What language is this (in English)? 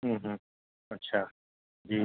Urdu